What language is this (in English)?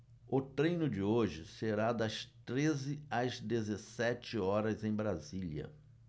Portuguese